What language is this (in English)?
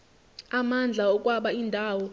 Zulu